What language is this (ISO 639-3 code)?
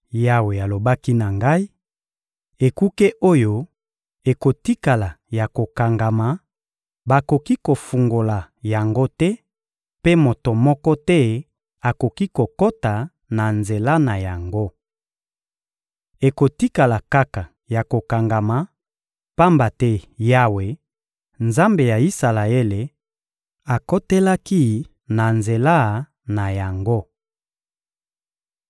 lin